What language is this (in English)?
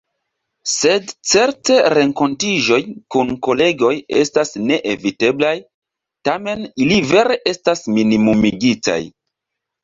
Esperanto